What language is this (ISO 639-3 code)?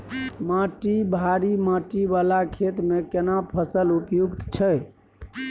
mai